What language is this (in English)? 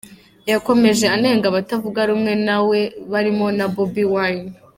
Kinyarwanda